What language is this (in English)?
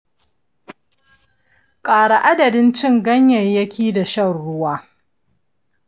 Hausa